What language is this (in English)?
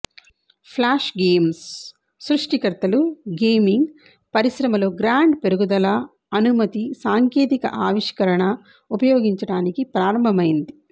Telugu